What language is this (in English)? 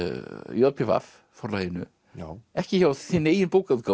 Icelandic